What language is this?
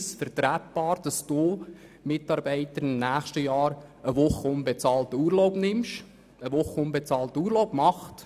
Swiss German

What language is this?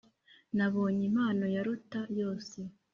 Kinyarwanda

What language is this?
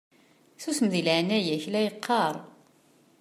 Kabyle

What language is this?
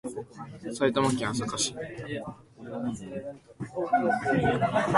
Japanese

